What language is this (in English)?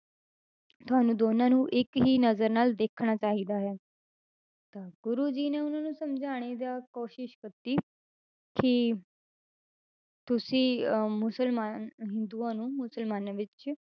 Punjabi